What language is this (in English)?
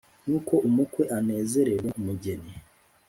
Kinyarwanda